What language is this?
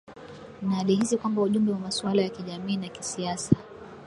Swahili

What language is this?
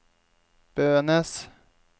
Norwegian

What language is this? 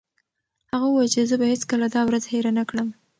Pashto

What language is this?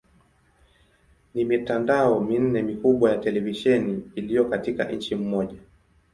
Swahili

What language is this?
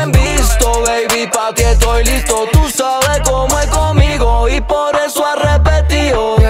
Romanian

